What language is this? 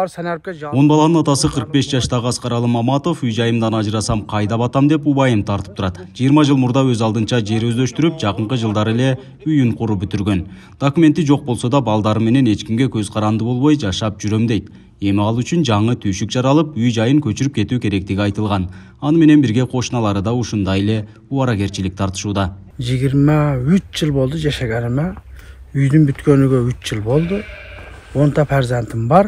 Turkish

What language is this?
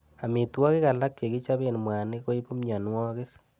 Kalenjin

